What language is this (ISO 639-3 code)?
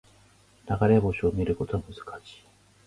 jpn